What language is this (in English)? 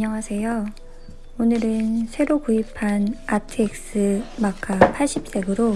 Korean